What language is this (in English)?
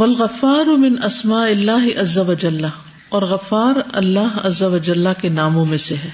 Urdu